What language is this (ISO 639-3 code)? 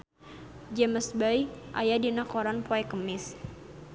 sun